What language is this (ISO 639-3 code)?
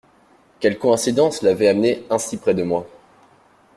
fra